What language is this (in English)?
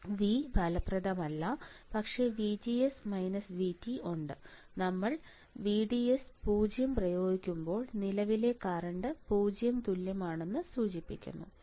Malayalam